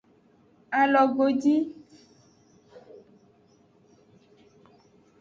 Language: Aja (Benin)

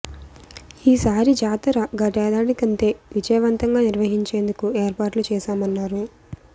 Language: Telugu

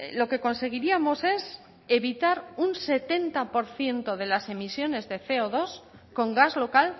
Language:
Spanish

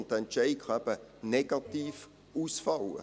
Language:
Swiss German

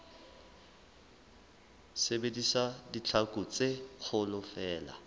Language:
Southern Sotho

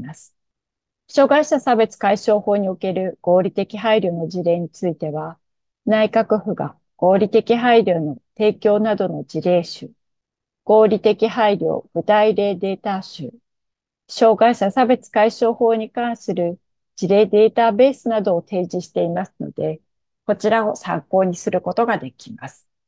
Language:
Japanese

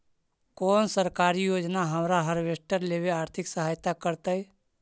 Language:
Magahi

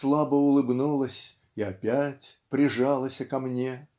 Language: Russian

